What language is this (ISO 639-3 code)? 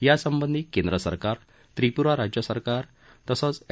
mar